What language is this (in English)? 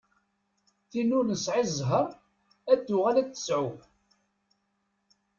Kabyle